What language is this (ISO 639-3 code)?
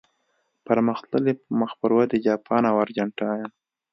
pus